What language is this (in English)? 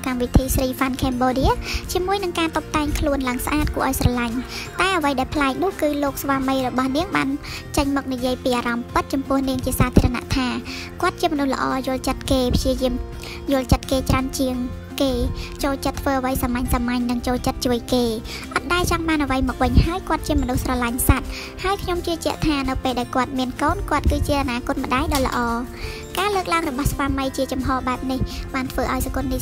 Thai